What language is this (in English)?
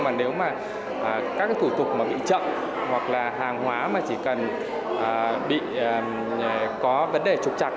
Vietnamese